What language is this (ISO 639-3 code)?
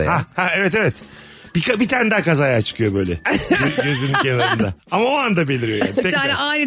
tur